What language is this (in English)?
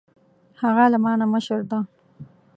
Pashto